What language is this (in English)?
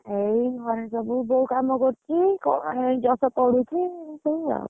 Odia